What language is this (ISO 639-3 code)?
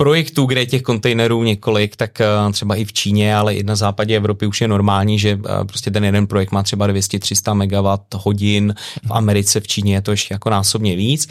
ces